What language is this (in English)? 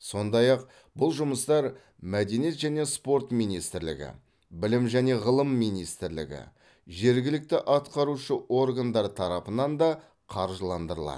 Kazakh